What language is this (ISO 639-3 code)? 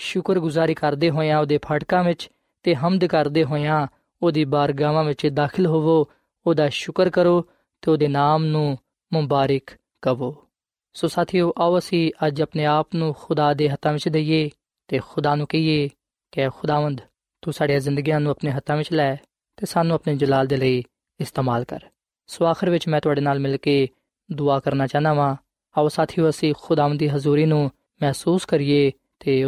pan